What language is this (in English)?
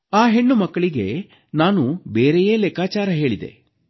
Kannada